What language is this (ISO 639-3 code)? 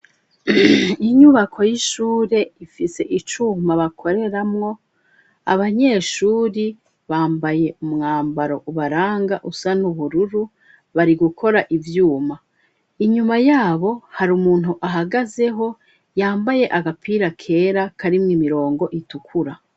run